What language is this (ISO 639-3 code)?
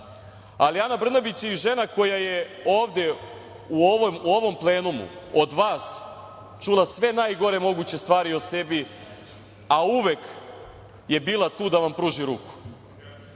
srp